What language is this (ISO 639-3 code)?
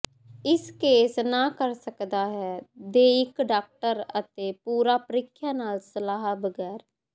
pan